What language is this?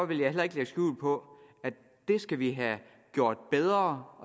Danish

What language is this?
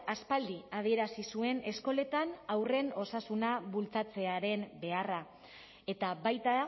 Basque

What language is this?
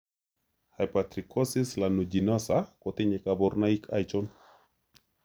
Kalenjin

